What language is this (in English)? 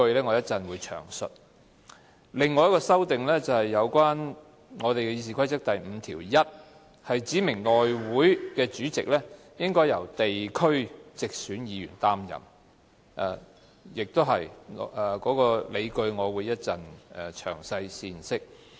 Cantonese